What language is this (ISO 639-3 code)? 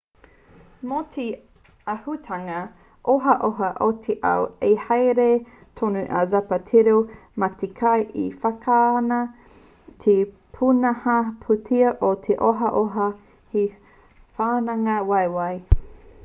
mri